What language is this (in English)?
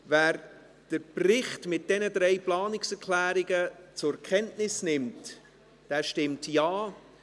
Swiss German